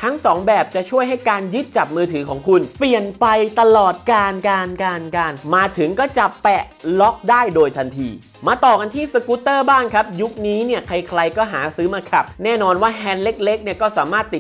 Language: Thai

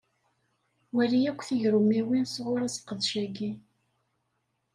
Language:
Kabyle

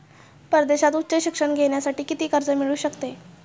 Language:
Marathi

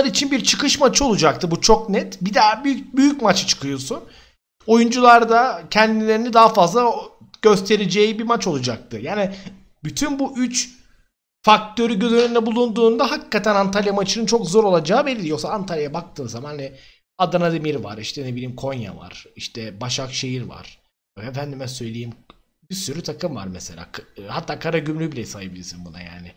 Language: Turkish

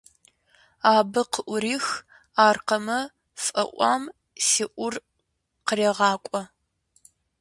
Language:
Kabardian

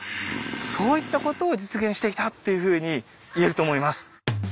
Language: Japanese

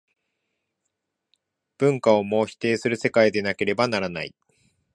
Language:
Japanese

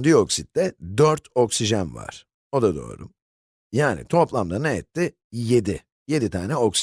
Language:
Turkish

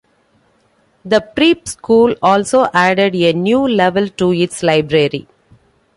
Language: English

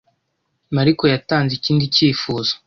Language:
Kinyarwanda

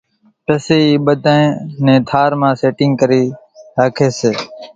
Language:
Kachi Koli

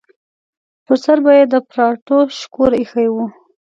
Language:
Pashto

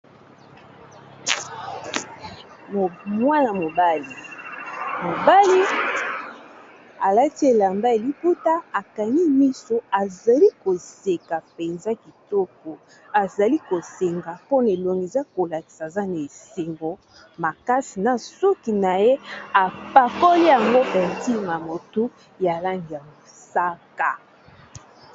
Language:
Lingala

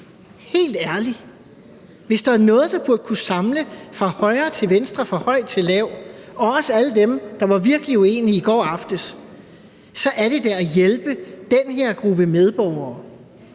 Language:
Danish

